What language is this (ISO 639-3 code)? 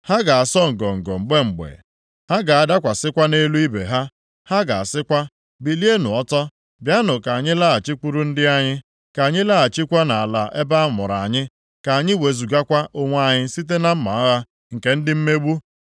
ibo